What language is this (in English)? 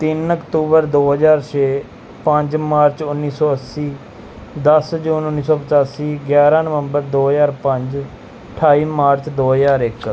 Punjabi